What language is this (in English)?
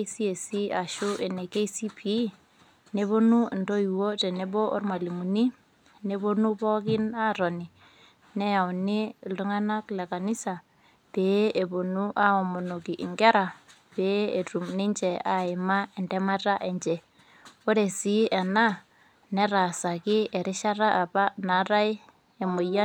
Masai